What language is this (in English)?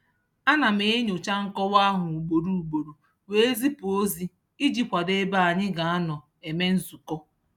Igbo